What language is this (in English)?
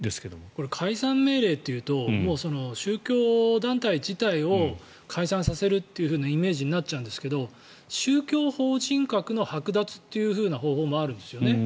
Japanese